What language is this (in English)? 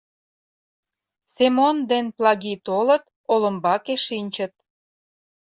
Mari